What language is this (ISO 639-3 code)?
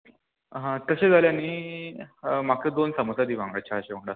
kok